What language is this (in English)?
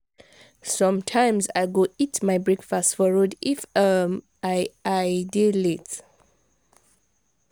Nigerian Pidgin